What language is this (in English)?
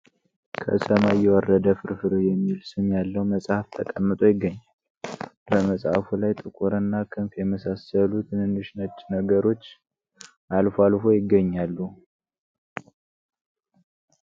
Amharic